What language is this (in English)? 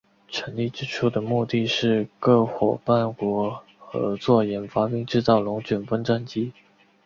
Chinese